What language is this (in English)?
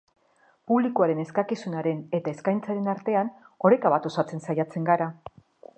Basque